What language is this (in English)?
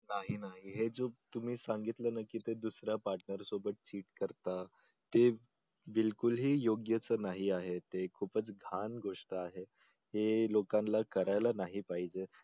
Marathi